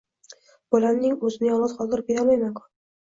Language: Uzbek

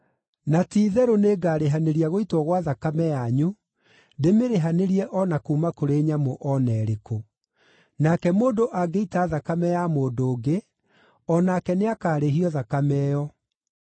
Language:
Kikuyu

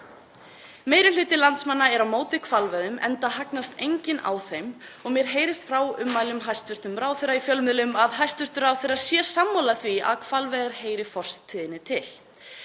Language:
Icelandic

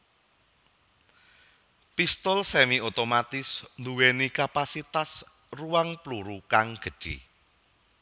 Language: Javanese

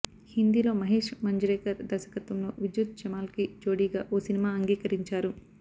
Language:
Telugu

